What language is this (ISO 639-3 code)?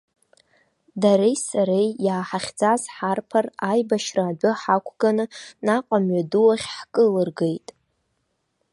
abk